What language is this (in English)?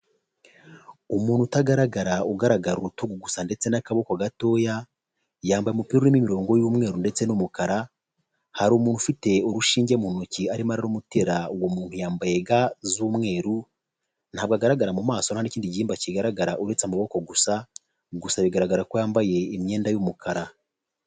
Kinyarwanda